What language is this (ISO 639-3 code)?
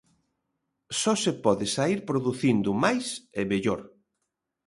glg